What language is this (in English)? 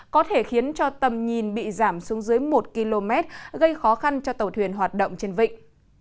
Vietnamese